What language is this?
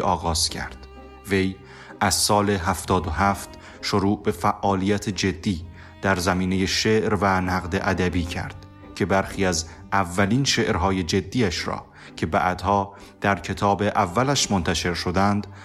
Persian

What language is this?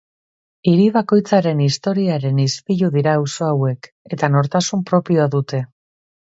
Basque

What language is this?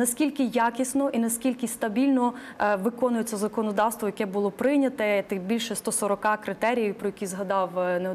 Ukrainian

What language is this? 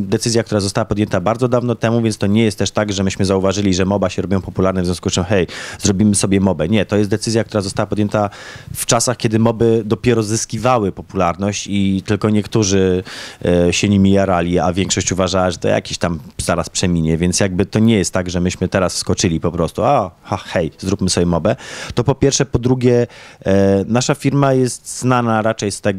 Polish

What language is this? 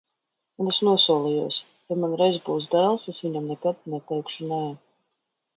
Latvian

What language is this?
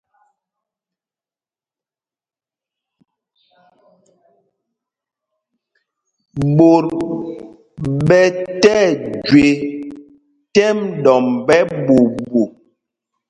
Mpumpong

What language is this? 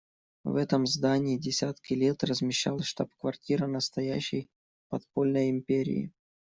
Russian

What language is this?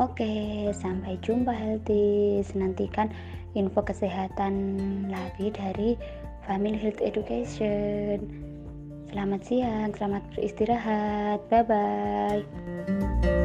Indonesian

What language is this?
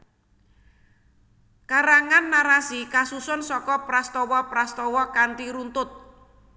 Javanese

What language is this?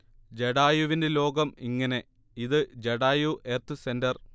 Malayalam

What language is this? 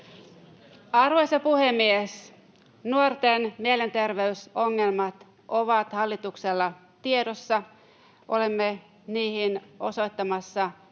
Finnish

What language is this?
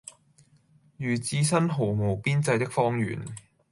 Cantonese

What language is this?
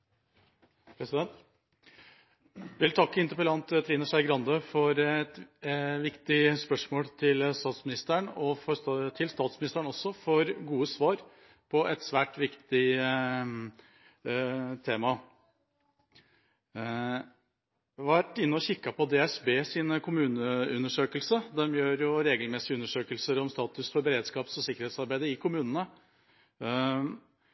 Norwegian Bokmål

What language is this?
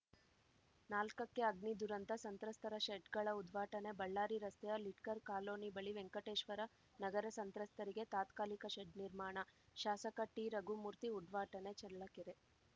Kannada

